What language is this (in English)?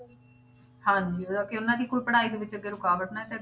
Punjabi